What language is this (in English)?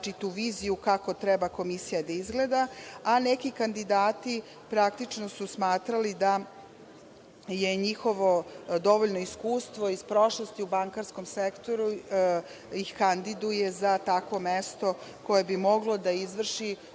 Serbian